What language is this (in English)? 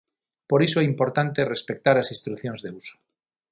Galician